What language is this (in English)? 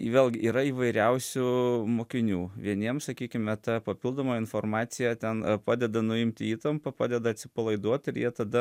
Lithuanian